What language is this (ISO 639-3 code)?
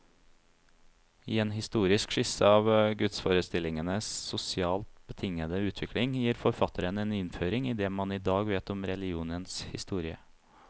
nor